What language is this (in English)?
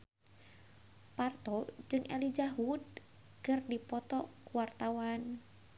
Sundanese